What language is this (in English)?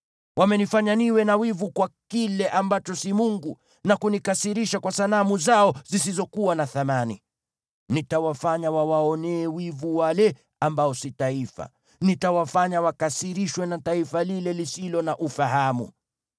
Swahili